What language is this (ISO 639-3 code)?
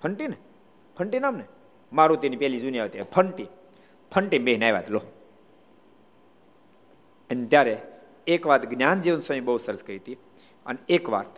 guj